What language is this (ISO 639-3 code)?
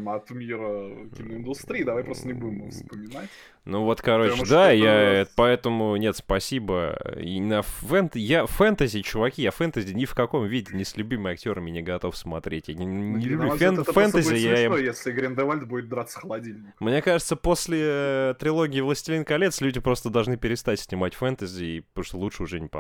rus